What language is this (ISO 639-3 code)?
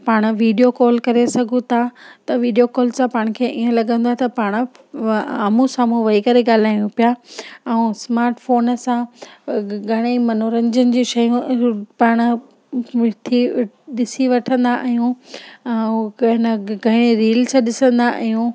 snd